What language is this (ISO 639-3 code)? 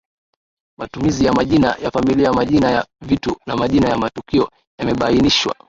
swa